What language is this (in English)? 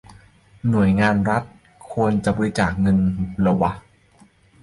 Thai